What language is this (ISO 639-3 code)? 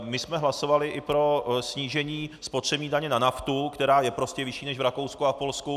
ces